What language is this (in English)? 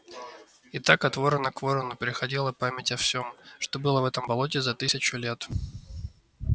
Russian